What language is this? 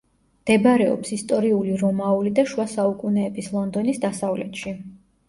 Georgian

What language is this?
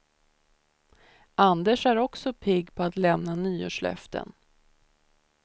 Swedish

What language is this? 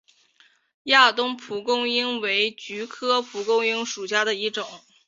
Chinese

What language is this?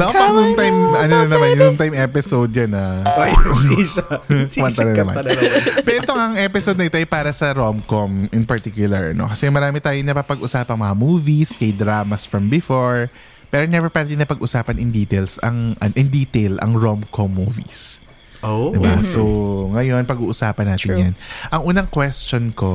Filipino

